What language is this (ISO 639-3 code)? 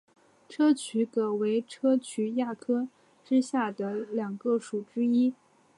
zho